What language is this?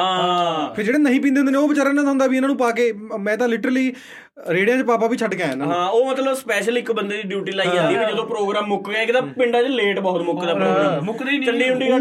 Punjabi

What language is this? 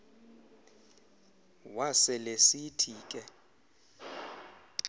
Xhosa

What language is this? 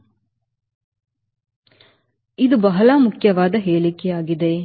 Kannada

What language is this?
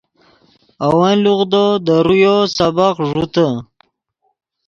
Yidgha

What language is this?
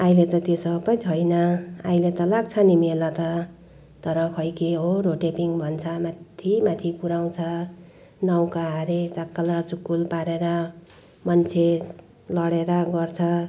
Nepali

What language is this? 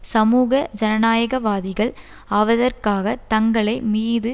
Tamil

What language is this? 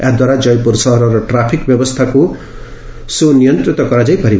Odia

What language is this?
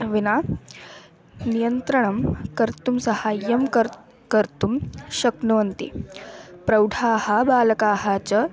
Sanskrit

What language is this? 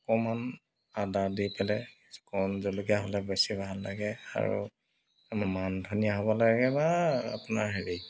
Assamese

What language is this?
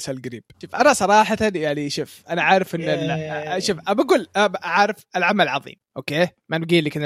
Arabic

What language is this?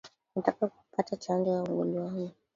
Swahili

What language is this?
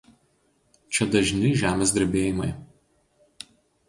Lithuanian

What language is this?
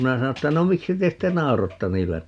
Finnish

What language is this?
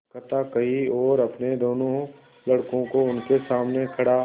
Hindi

